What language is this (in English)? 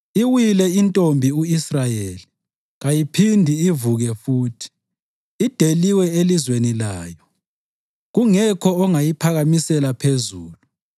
North Ndebele